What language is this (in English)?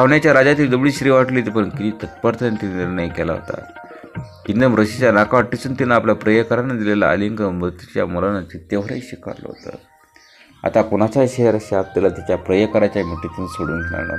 Romanian